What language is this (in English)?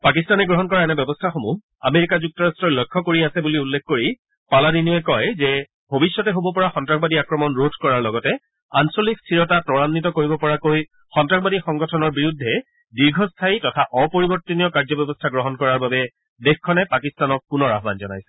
Assamese